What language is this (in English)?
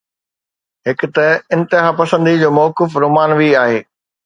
Sindhi